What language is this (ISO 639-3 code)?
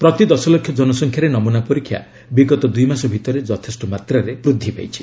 ori